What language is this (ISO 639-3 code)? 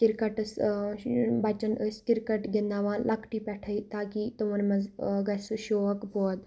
kas